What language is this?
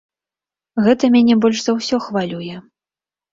Belarusian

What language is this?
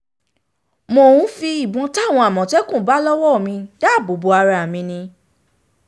Yoruba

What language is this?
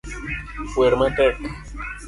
Luo (Kenya and Tanzania)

